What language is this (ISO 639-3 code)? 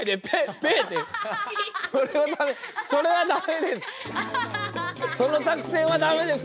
jpn